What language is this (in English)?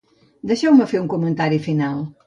Catalan